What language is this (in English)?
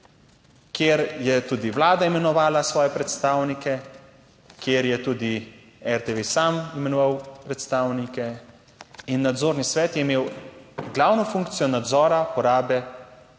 Slovenian